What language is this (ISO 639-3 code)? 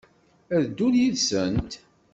kab